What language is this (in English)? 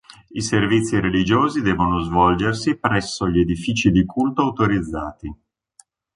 Italian